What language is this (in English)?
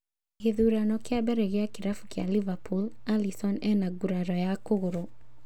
Kikuyu